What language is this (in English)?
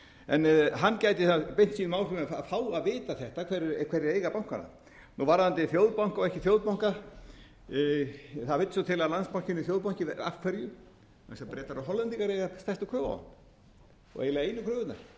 Icelandic